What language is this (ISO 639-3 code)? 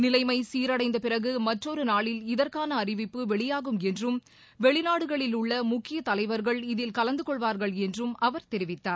tam